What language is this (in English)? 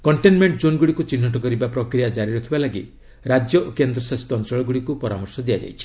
Odia